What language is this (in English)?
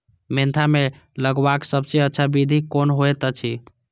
Maithili